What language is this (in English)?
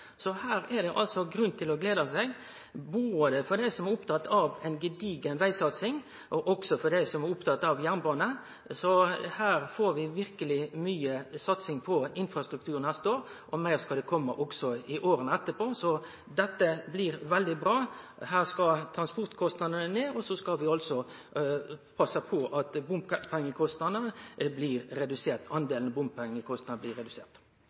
Norwegian Nynorsk